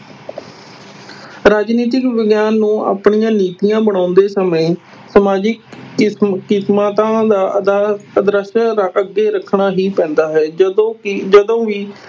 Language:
Punjabi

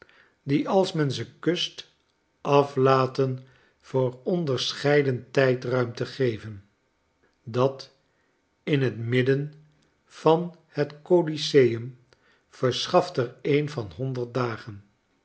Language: Dutch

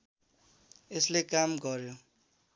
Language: Nepali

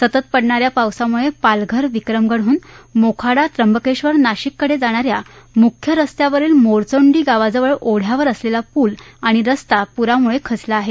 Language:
Marathi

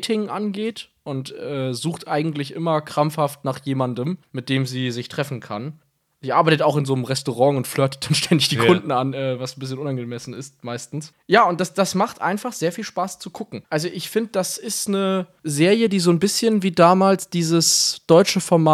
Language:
German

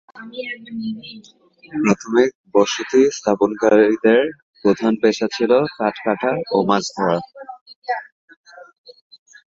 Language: Bangla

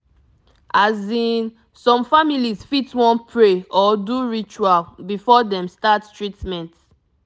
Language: Nigerian Pidgin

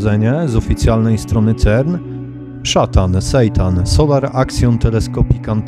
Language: Polish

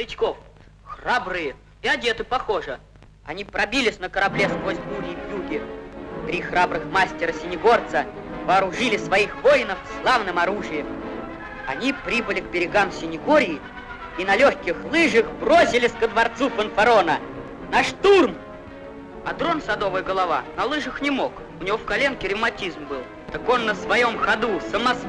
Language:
Russian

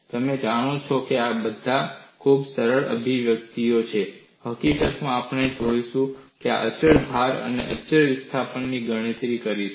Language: Gujarati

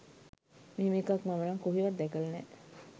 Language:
Sinhala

